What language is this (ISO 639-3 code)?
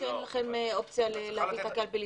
heb